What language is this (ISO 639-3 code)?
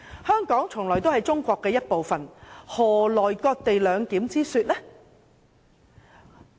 yue